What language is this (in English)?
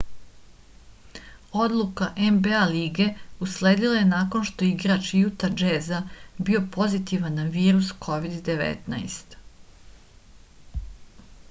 Serbian